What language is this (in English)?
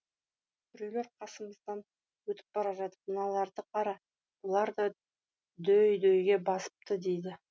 Kazakh